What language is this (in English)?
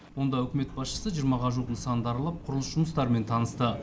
Kazakh